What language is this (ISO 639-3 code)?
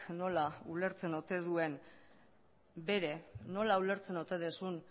eus